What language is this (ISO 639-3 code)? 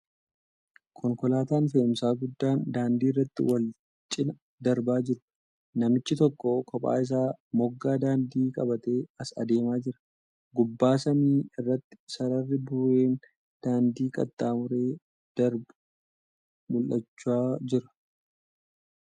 orm